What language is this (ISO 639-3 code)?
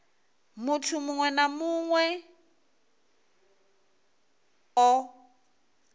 ven